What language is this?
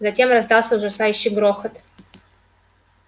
Russian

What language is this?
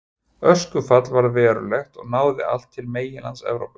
Icelandic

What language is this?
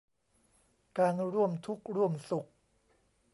Thai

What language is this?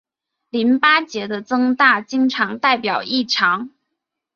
Chinese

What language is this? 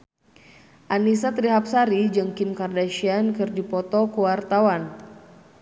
Sundanese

